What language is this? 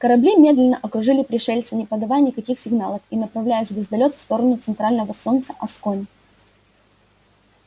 Russian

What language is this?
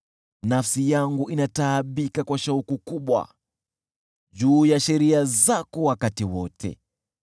Swahili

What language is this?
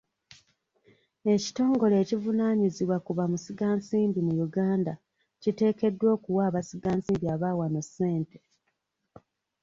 Ganda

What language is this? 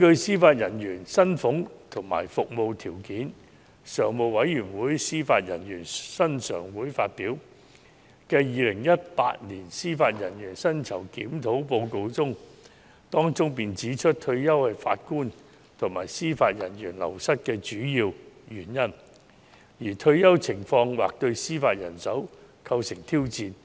Cantonese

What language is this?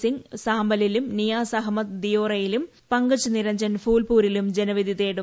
Malayalam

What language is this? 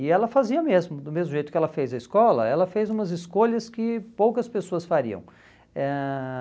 Portuguese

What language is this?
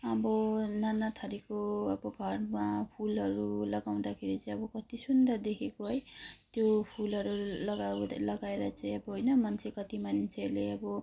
Nepali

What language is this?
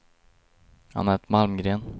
Swedish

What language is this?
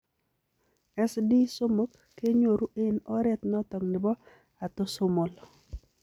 Kalenjin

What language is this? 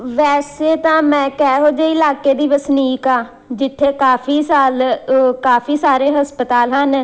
Punjabi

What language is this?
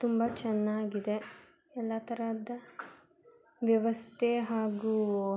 Kannada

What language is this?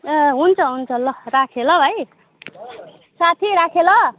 Nepali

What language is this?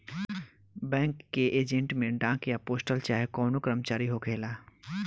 Bhojpuri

